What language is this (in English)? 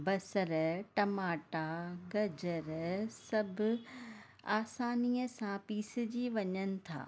Sindhi